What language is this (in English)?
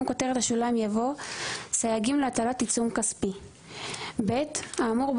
Hebrew